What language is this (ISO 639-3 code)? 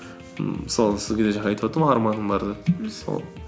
kaz